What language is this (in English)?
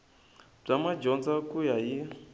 Tsonga